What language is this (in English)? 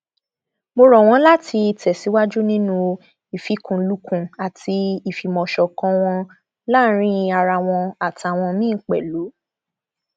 Yoruba